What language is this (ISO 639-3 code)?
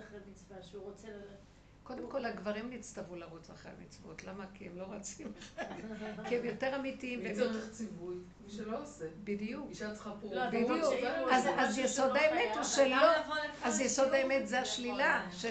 heb